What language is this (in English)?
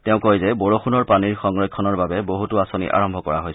Assamese